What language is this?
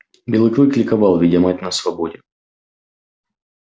Russian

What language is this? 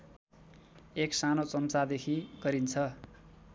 Nepali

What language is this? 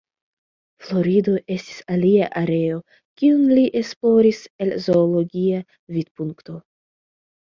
Esperanto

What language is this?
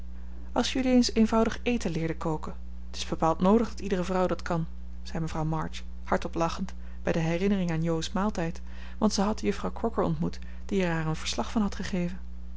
Dutch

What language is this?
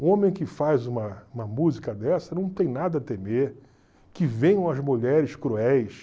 Portuguese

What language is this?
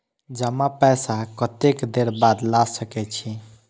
Maithili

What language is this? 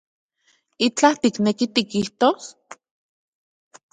Central Puebla Nahuatl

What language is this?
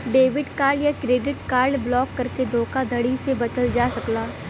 Bhojpuri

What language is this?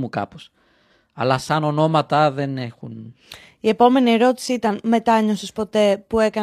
Greek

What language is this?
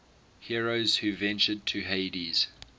English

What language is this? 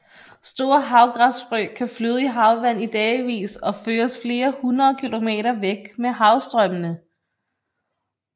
Danish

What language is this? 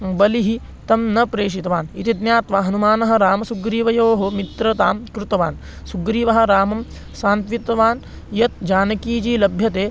Sanskrit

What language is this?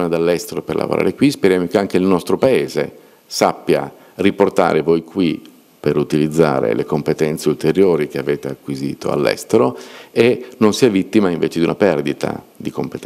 Italian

